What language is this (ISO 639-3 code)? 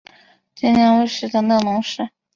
zho